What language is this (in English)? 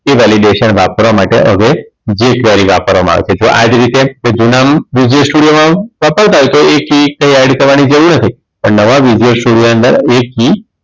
Gujarati